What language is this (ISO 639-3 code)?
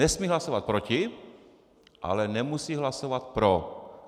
ces